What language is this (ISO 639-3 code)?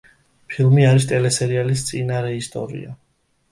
kat